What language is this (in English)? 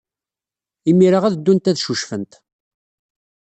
Kabyle